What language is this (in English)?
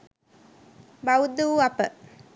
Sinhala